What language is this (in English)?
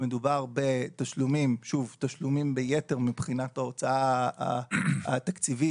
Hebrew